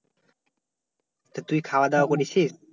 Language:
Bangla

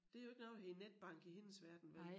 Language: Danish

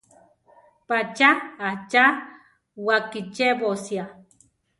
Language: Central Tarahumara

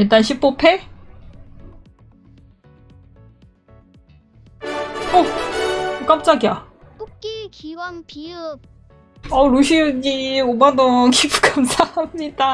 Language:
Korean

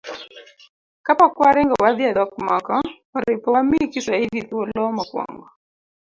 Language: Luo (Kenya and Tanzania)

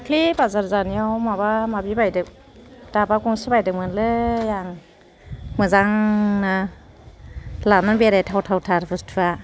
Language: Bodo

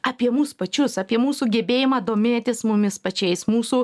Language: Lithuanian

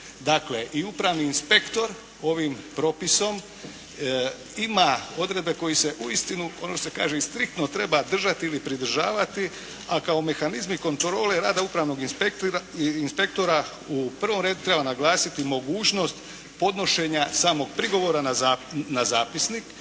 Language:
Croatian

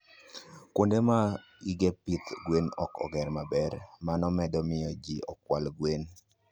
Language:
Luo (Kenya and Tanzania)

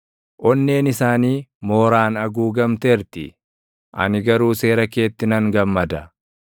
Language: Oromo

